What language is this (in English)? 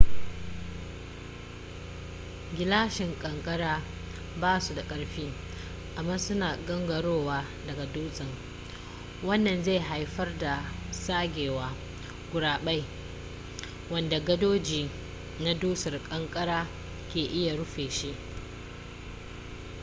Hausa